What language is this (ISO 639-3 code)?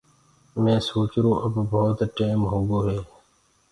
ggg